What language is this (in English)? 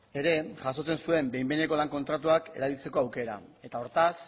Basque